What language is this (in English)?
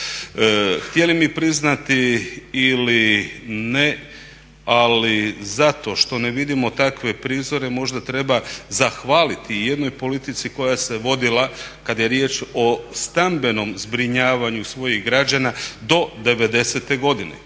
Croatian